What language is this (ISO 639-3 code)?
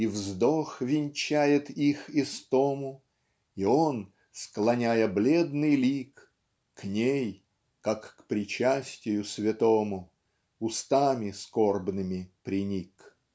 rus